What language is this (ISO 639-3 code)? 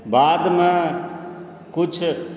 mai